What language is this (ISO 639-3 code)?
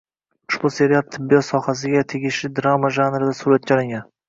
uzb